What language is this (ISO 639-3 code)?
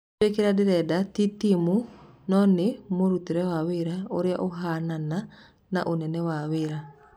kik